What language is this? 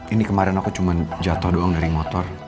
Indonesian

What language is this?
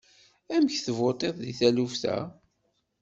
Kabyle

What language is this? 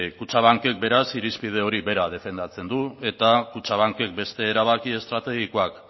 Basque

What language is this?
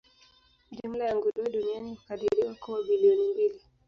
Swahili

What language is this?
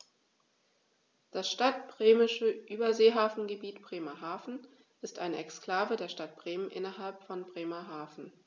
German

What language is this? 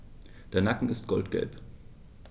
German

